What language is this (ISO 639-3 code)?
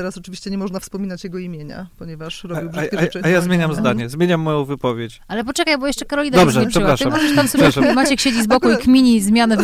pol